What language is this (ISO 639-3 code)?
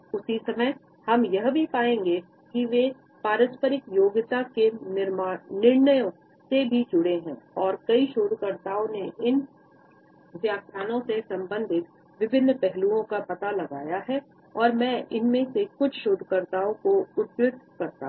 hin